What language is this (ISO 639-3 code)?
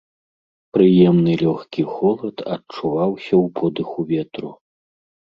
bel